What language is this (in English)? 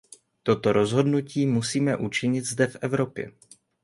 Czech